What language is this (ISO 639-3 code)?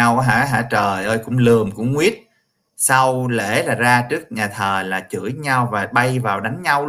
vie